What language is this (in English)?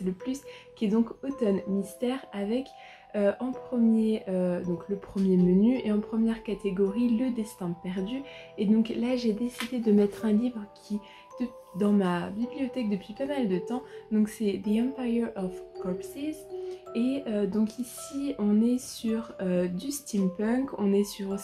French